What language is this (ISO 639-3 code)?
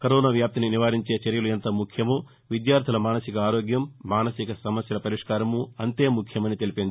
tel